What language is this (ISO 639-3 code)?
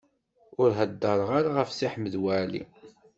kab